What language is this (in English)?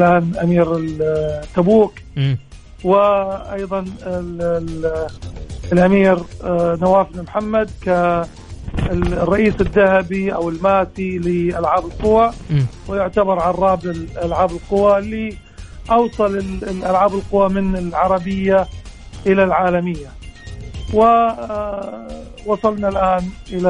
Arabic